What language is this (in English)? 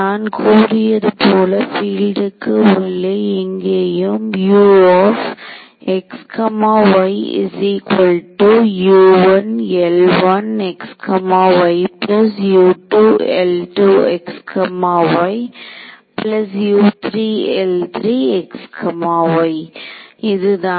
Tamil